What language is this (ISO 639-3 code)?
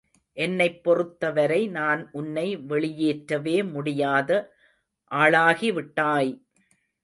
tam